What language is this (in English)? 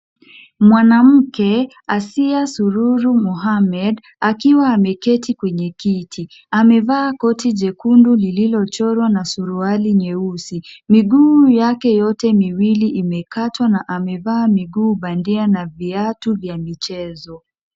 Swahili